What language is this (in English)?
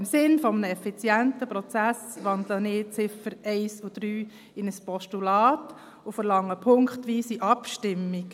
Swiss German